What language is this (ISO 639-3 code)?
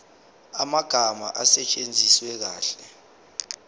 zul